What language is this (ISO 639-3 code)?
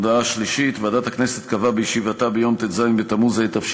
heb